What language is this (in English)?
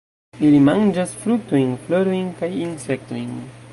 Esperanto